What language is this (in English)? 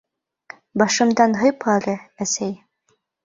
Bashkir